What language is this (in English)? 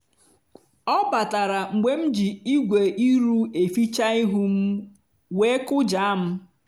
Igbo